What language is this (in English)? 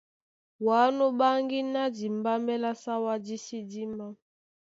Duala